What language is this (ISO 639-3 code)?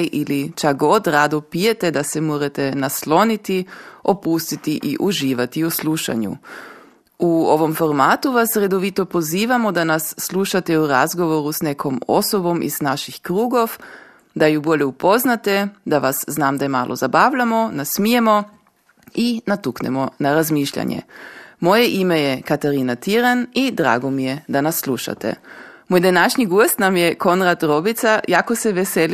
hrv